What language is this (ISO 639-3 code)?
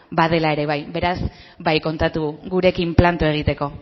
eus